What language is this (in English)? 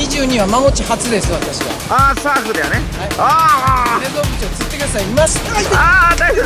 Japanese